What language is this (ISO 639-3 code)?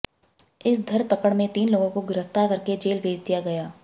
hin